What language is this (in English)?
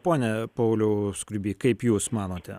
Lithuanian